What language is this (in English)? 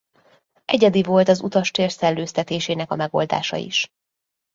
Hungarian